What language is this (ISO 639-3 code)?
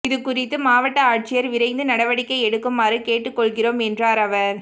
tam